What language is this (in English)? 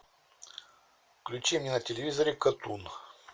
Russian